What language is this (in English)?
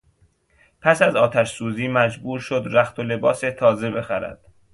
Persian